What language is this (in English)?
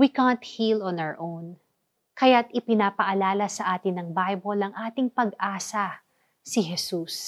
Filipino